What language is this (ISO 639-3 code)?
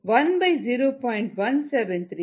tam